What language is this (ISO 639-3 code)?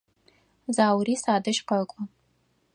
ady